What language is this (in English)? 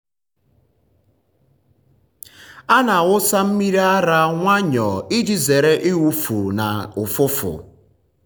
Igbo